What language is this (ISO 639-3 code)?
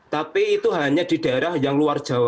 ind